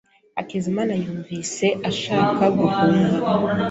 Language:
Kinyarwanda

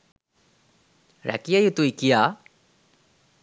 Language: Sinhala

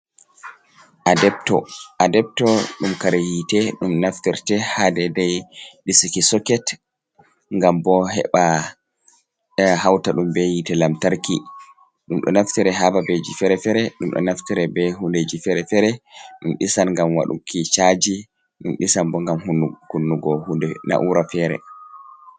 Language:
Fula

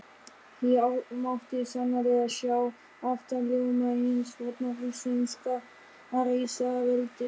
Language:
Icelandic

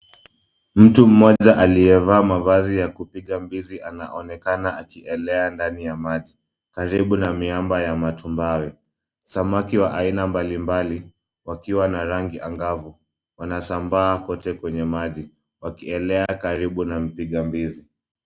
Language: Swahili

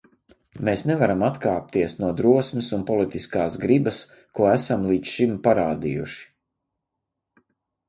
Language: Latvian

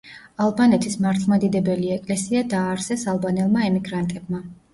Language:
Georgian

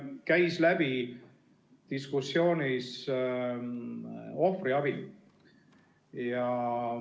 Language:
Estonian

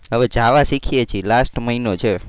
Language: Gujarati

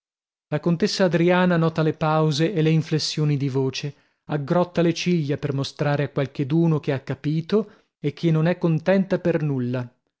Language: Italian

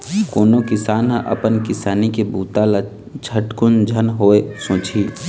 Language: Chhattisgarhi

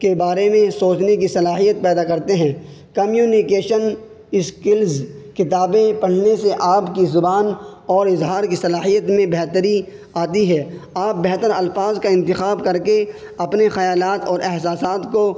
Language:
Urdu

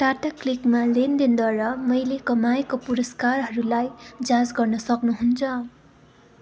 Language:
Nepali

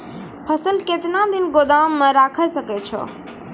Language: Maithili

